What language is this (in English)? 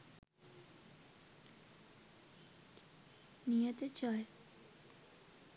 Sinhala